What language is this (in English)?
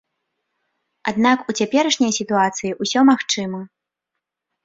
Belarusian